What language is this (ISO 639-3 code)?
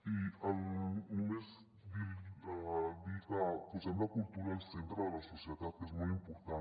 cat